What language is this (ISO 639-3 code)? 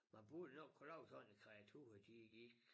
dan